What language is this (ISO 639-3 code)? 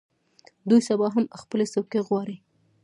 pus